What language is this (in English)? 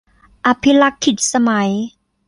Thai